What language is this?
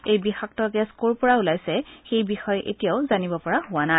Assamese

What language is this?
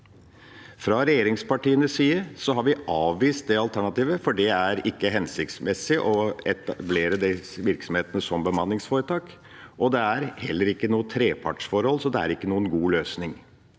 Norwegian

